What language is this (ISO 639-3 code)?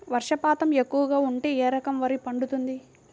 tel